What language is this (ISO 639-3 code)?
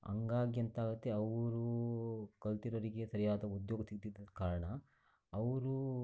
kan